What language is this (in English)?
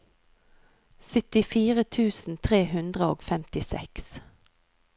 Norwegian